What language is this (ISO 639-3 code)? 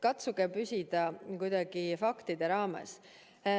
est